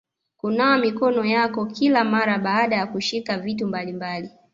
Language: Swahili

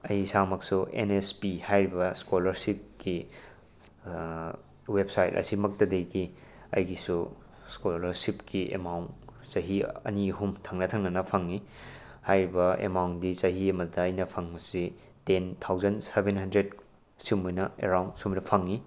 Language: Manipuri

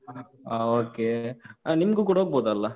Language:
Kannada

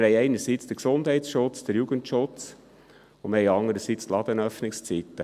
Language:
Swiss German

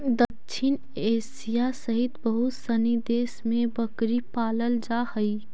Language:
Magahi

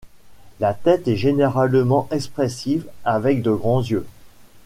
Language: French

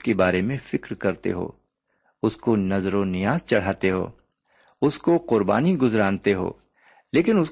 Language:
Urdu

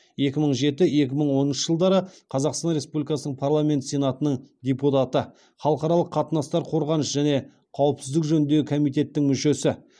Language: Kazakh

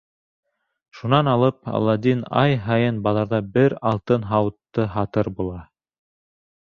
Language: Bashkir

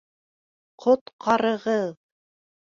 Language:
Bashkir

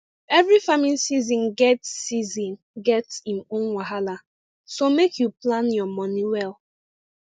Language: Nigerian Pidgin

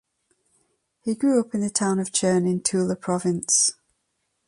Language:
English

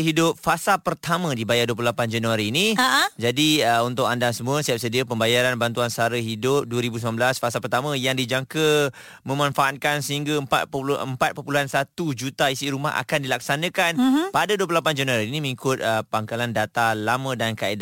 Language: Malay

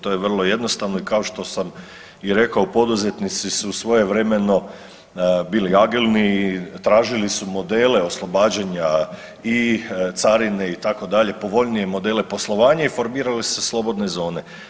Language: Croatian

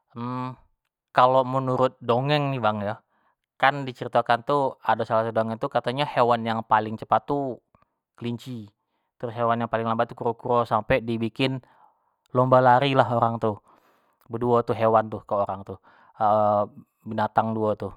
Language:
Jambi Malay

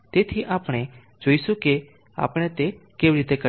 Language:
Gujarati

